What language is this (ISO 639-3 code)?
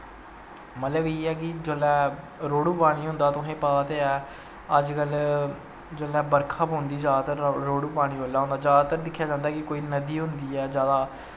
doi